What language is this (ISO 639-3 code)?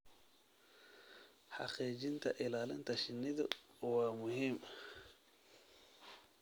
som